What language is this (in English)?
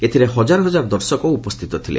Odia